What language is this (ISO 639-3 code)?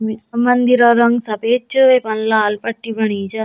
gbm